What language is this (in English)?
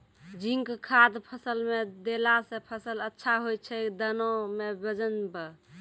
Maithili